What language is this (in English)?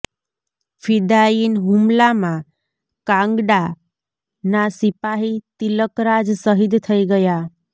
Gujarati